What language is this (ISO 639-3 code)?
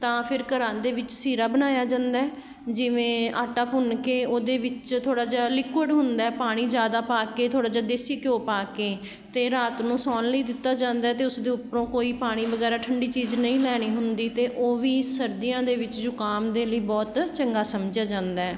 pan